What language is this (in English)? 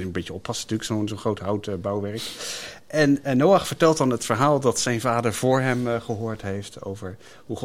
Dutch